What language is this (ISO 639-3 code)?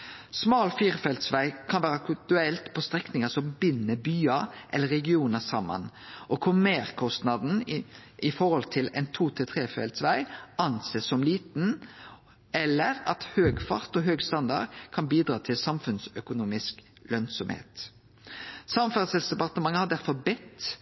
nno